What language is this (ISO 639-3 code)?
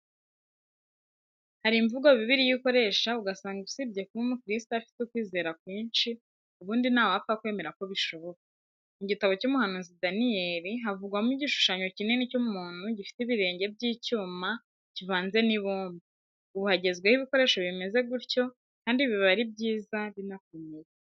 kin